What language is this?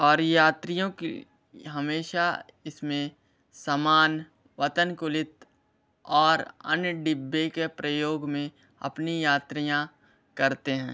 Hindi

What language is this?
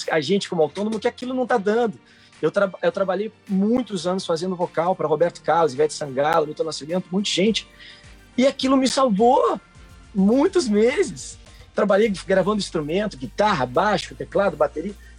Portuguese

